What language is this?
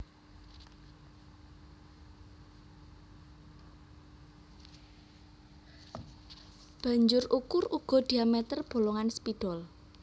Javanese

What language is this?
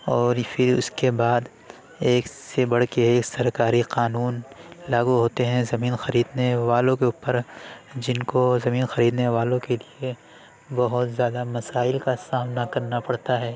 Urdu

